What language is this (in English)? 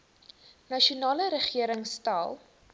Afrikaans